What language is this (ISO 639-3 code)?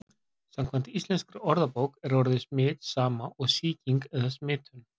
isl